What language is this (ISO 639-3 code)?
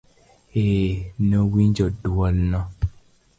luo